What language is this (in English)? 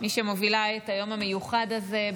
Hebrew